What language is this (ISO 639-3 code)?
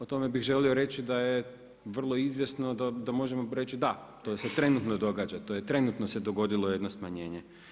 hrv